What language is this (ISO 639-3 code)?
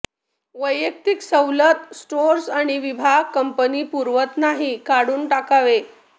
mar